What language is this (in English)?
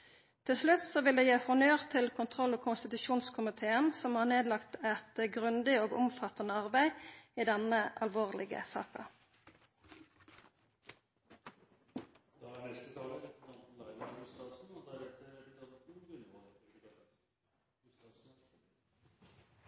Norwegian Nynorsk